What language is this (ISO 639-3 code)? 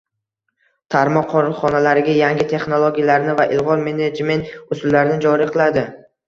uzb